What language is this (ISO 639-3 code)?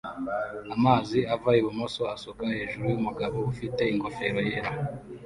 kin